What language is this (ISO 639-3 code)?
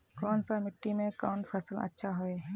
mag